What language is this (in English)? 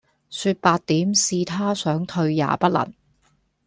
Cantonese